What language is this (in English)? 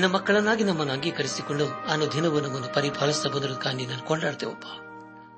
Kannada